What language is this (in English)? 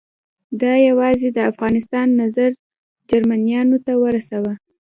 Pashto